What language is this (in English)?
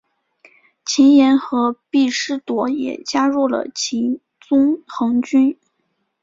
Chinese